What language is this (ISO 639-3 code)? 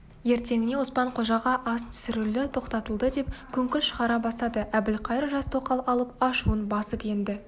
kaz